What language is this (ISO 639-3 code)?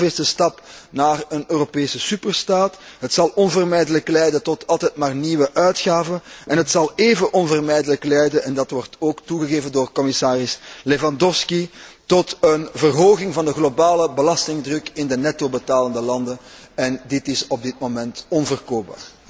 nld